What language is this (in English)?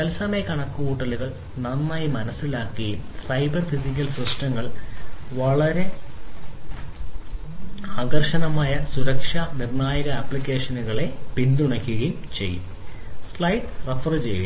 Malayalam